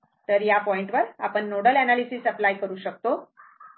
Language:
Marathi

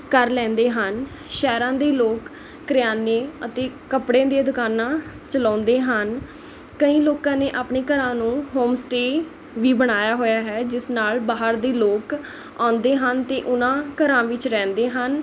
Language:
Punjabi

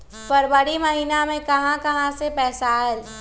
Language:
Magahi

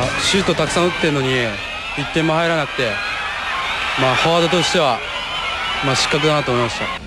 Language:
Japanese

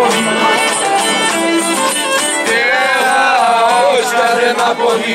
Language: Romanian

